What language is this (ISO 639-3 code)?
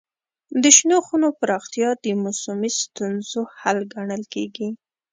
pus